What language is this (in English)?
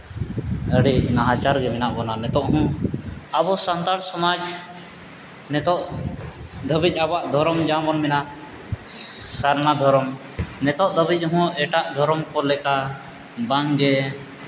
Santali